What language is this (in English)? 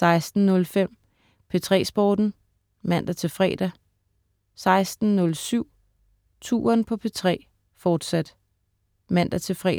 Danish